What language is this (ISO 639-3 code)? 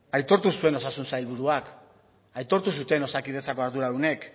eus